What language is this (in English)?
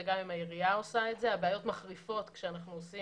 Hebrew